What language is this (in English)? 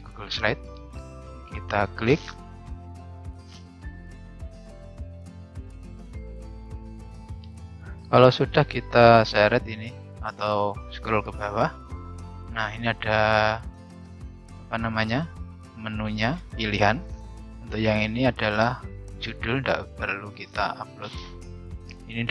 Indonesian